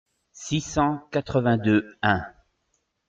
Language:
French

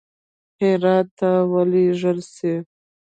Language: Pashto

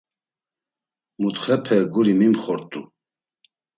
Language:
Laz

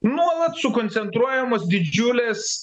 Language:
Lithuanian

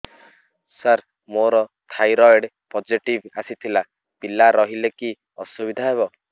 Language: Odia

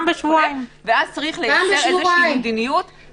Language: Hebrew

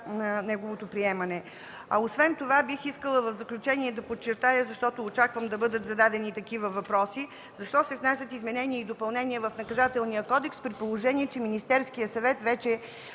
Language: Bulgarian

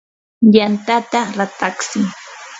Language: Yanahuanca Pasco Quechua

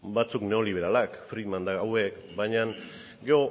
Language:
Basque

